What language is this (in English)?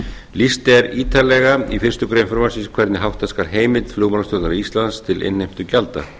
Icelandic